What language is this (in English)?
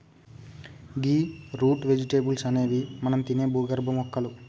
Telugu